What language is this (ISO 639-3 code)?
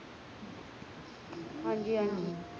pan